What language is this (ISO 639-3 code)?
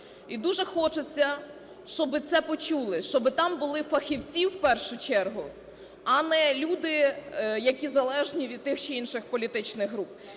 ukr